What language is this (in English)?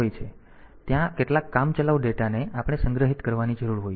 Gujarati